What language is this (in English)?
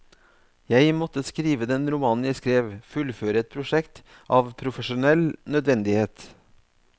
Norwegian